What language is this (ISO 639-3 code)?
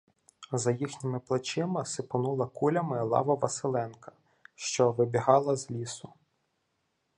ukr